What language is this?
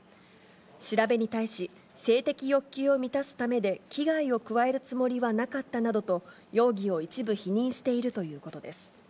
Japanese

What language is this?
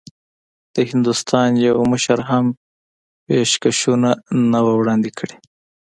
Pashto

